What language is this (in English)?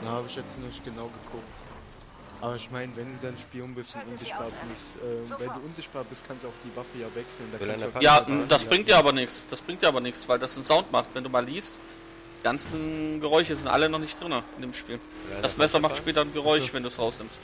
German